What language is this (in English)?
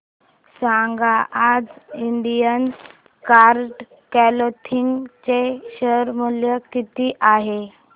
Marathi